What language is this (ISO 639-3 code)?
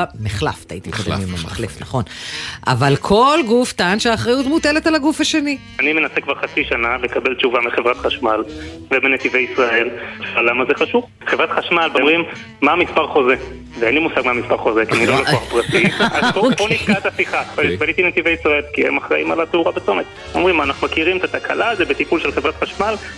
heb